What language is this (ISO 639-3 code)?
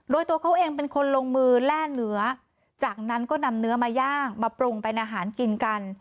tha